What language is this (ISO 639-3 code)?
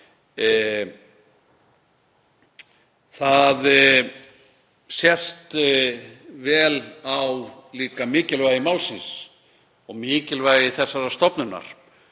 isl